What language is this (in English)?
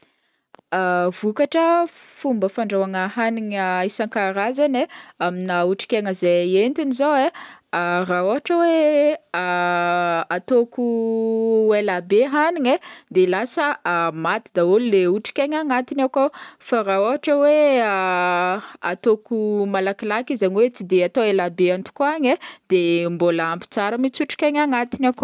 Northern Betsimisaraka Malagasy